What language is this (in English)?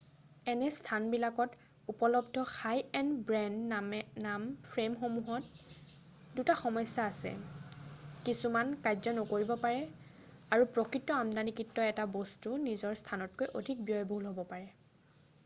Assamese